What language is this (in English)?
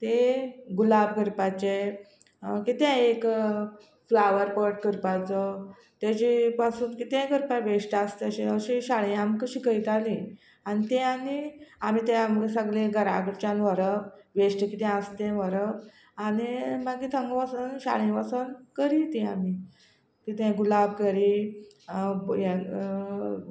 Konkani